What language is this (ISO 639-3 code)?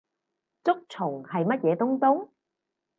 yue